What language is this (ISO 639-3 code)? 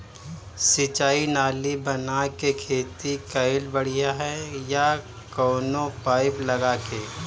bho